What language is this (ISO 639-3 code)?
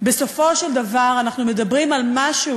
heb